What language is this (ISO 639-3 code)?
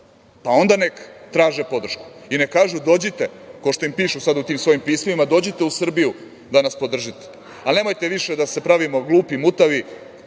srp